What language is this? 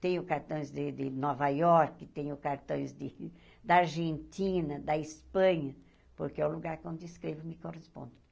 Portuguese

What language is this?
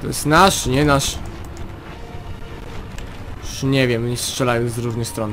Polish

